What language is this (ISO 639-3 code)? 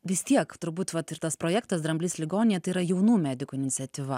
lit